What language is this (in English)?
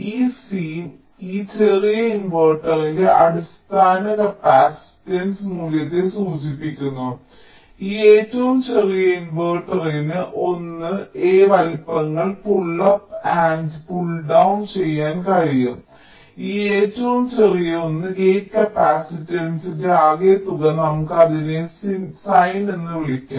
Malayalam